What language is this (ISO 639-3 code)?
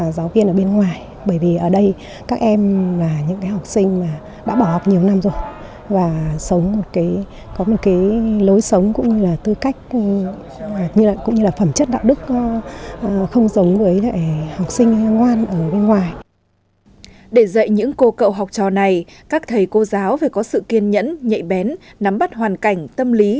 vie